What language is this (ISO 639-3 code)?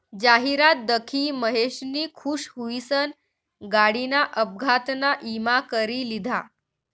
mar